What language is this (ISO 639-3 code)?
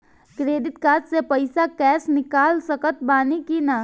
bho